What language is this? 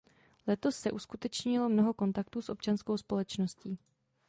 Czech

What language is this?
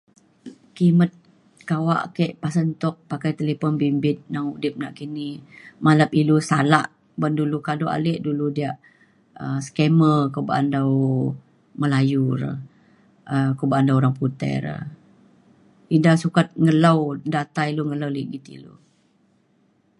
Mainstream Kenyah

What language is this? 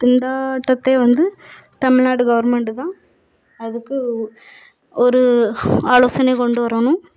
Tamil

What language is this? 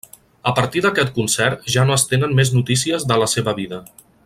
Catalan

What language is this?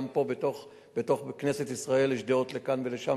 Hebrew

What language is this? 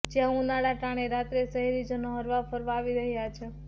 Gujarati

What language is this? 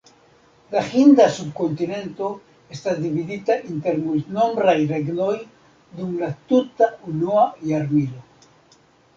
Esperanto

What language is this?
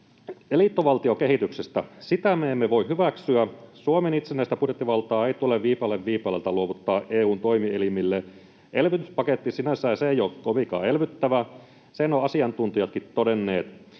Finnish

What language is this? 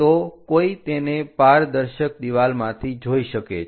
Gujarati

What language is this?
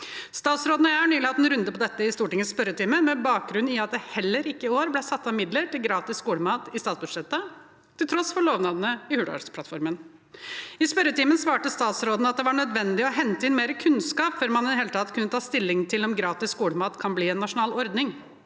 Norwegian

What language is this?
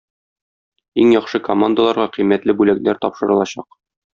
Tatar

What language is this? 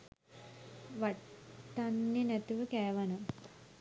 Sinhala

